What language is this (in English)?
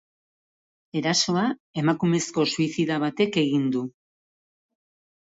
Basque